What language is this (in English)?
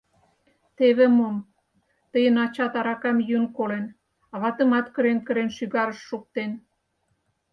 Mari